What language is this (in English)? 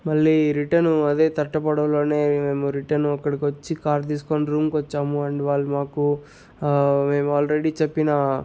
Telugu